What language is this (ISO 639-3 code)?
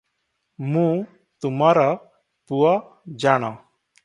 ori